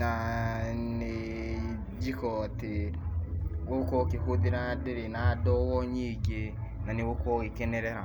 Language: Kikuyu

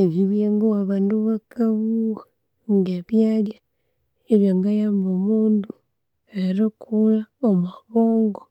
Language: Konzo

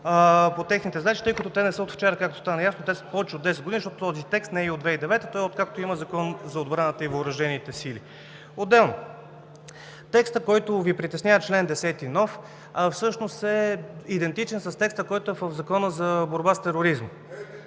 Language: Bulgarian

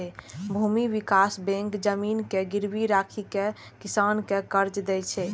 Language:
Maithili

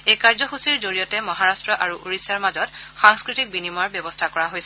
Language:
Assamese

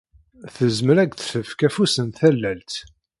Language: Kabyle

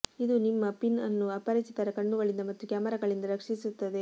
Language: Kannada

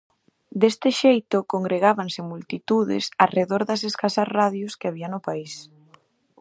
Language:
Galician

